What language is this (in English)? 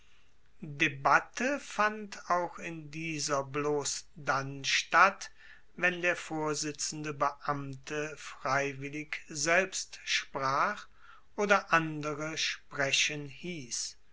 German